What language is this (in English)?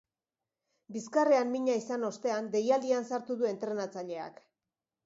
Basque